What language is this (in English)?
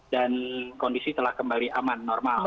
Indonesian